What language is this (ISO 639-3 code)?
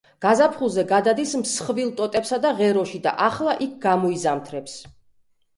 kat